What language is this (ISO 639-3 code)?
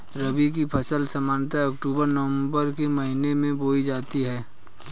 hin